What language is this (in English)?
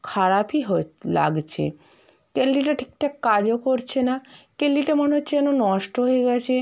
Bangla